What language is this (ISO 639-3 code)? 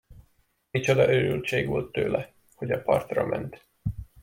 hun